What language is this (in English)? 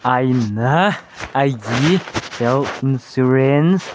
Manipuri